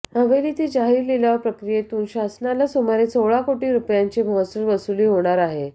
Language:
Marathi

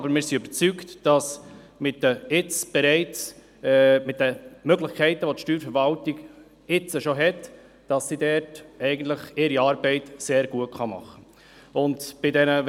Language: Swiss German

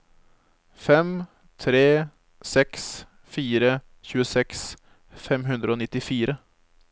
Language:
Norwegian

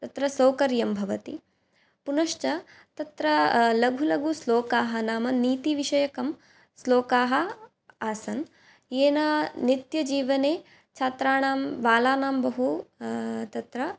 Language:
Sanskrit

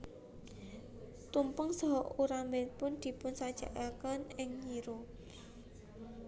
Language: Javanese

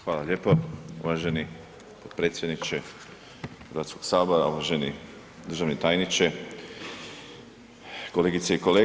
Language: Croatian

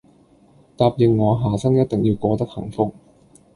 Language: Cantonese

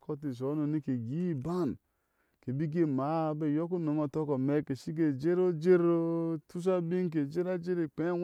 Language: Ashe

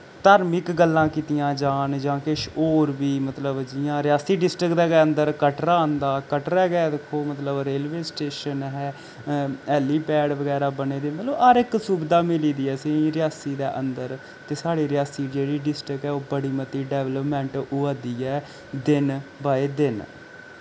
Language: Dogri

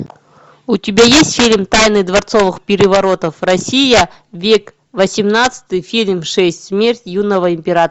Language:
Russian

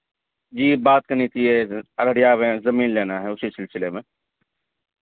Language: Urdu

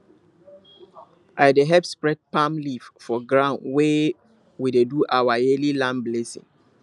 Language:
Nigerian Pidgin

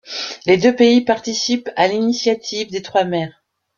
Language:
French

